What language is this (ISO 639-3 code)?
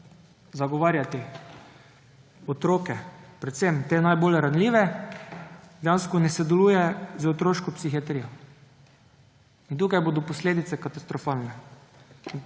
slv